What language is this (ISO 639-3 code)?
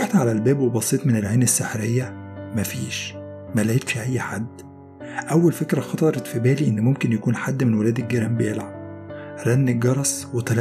ara